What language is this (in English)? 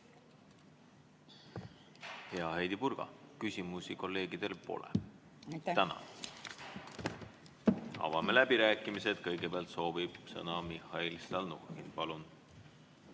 Estonian